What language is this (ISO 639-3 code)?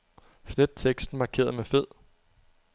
dan